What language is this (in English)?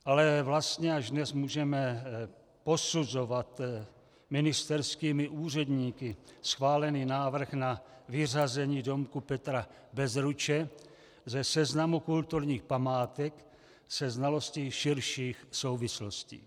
Czech